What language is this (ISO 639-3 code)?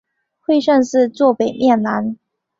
zho